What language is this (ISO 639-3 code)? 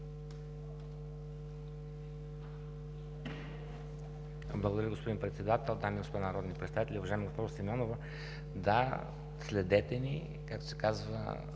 bul